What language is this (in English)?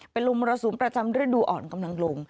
Thai